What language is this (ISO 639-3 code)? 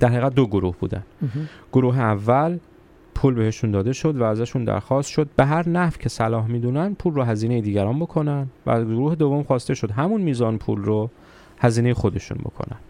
fas